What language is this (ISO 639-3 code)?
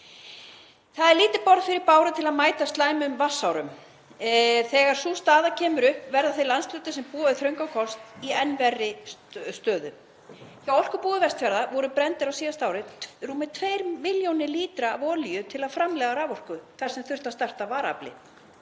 isl